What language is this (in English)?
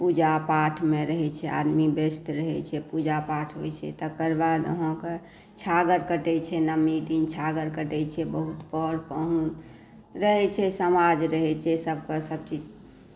Maithili